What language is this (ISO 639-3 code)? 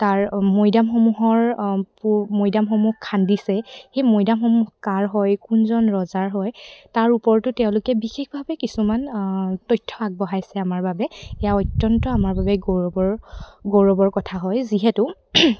asm